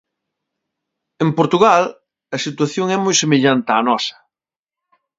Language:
Galician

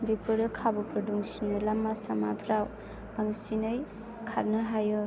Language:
Bodo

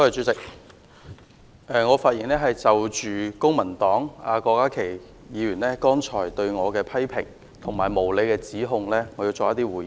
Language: Cantonese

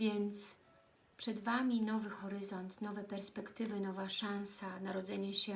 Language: Polish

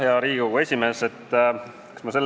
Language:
Estonian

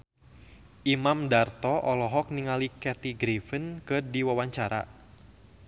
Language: Sundanese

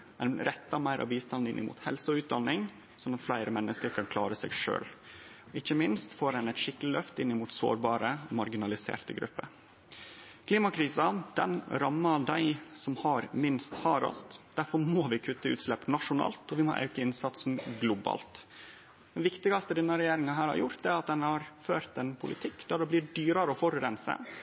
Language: Norwegian Nynorsk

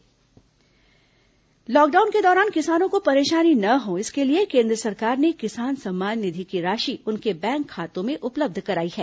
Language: Hindi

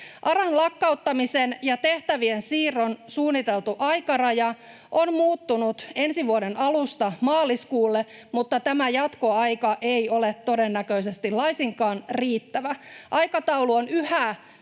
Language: Finnish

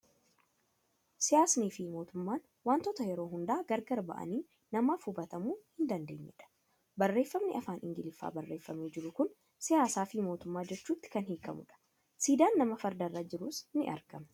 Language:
Oromo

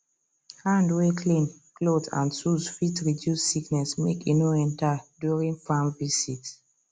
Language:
Nigerian Pidgin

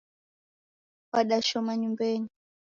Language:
Taita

